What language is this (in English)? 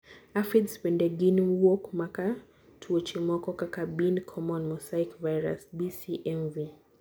Luo (Kenya and Tanzania)